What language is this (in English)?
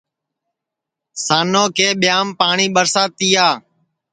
Sansi